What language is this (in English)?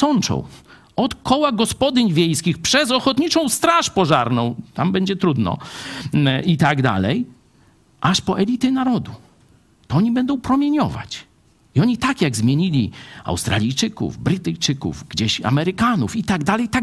Polish